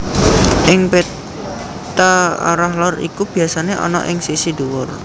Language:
Javanese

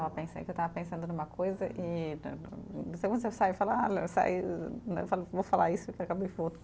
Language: Portuguese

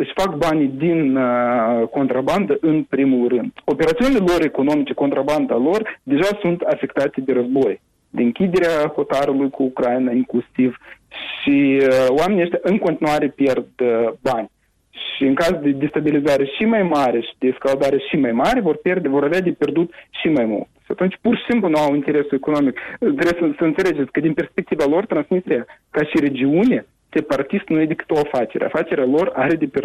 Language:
Romanian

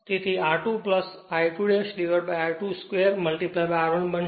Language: Gujarati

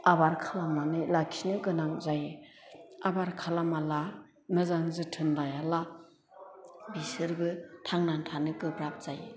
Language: Bodo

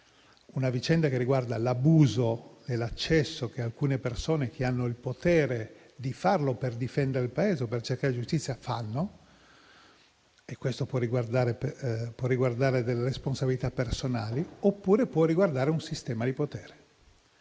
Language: Italian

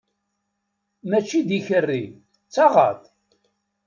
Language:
Kabyle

